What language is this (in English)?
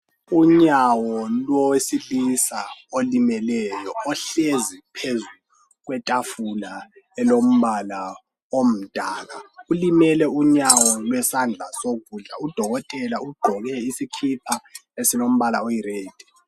North Ndebele